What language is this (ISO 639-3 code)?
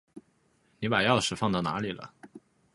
zho